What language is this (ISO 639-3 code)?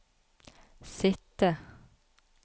nor